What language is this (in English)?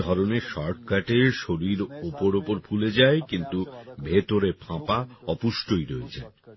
Bangla